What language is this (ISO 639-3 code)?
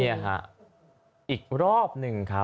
tha